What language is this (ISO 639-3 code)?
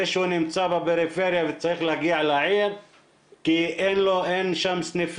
heb